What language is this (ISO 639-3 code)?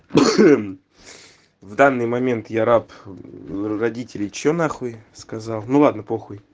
rus